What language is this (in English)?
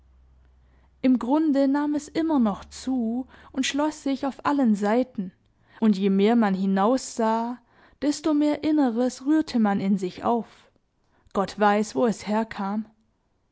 German